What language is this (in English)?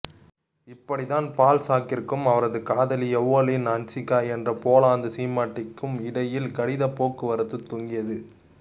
Tamil